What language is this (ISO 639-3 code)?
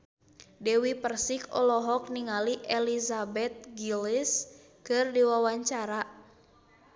sun